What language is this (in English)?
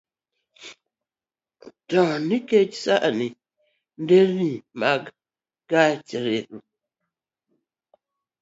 Luo (Kenya and Tanzania)